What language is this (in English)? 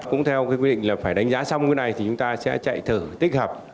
Vietnamese